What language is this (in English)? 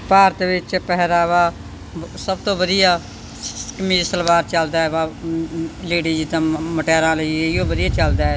Punjabi